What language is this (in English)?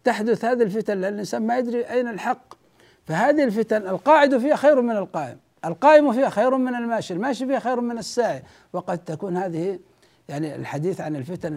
Arabic